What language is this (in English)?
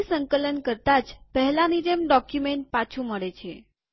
Gujarati